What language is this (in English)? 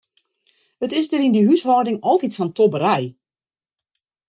Western Frisian